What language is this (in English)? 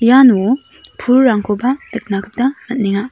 Garo